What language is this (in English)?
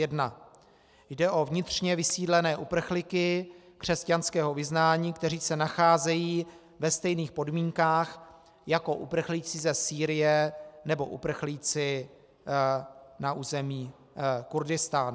Czech